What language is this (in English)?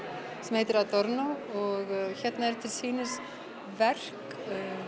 Icelandic